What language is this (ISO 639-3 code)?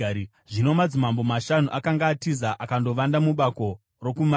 sna